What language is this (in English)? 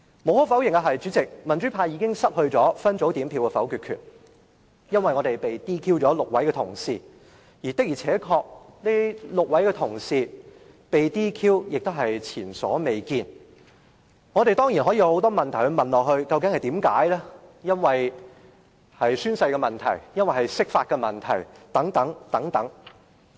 Cantonese